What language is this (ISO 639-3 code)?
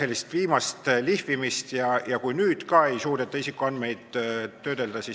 est